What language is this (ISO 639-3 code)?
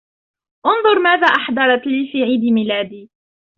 ara